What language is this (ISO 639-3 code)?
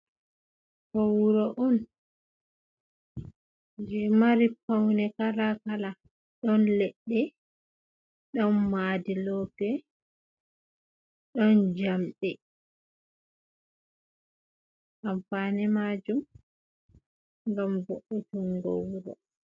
ful